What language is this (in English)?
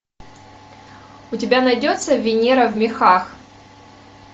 Russian